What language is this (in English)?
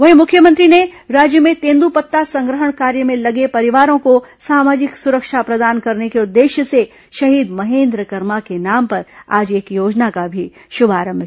Hindi